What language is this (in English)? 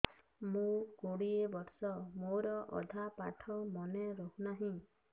Odia